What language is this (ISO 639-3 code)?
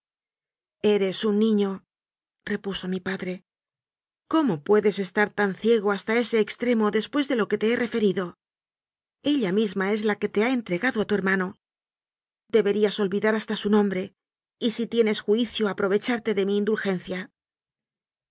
spa